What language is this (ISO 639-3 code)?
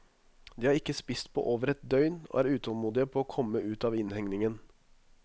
nor